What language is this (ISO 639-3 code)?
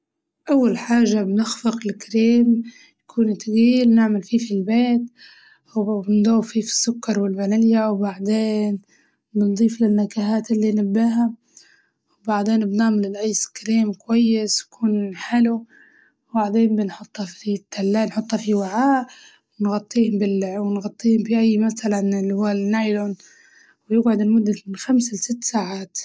ayl